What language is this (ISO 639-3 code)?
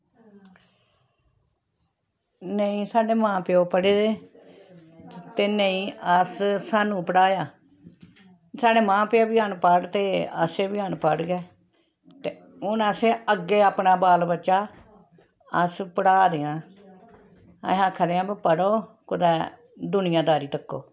doi